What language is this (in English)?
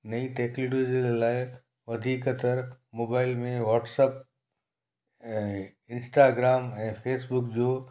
Sindhi